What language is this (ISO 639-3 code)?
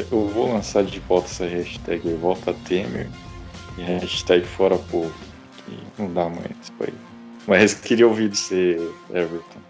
por